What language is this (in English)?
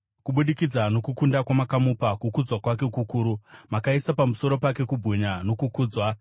Shona